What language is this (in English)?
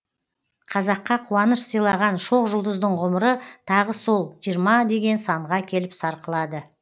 Kazakh